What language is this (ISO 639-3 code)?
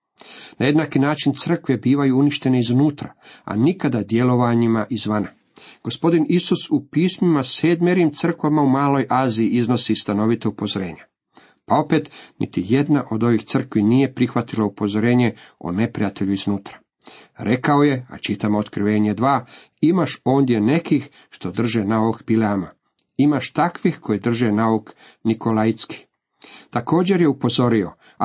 hrv